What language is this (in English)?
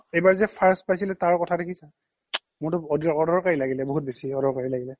Assamese